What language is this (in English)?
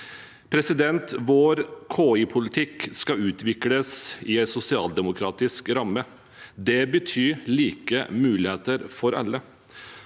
Norwegian